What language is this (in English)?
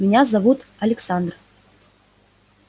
Russian